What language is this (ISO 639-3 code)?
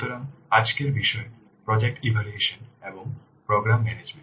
ben